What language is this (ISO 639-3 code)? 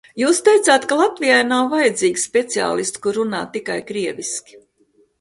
lav